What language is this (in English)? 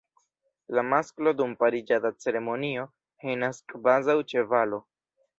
Esperanto